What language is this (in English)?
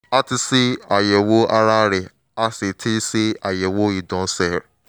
Yoruba